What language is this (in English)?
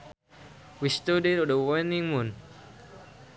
Sundanese